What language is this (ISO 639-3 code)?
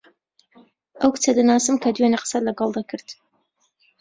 ckb